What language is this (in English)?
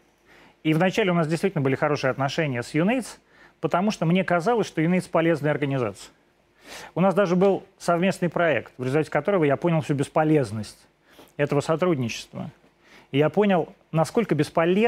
Russian